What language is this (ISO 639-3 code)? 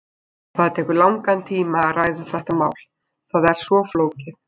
isl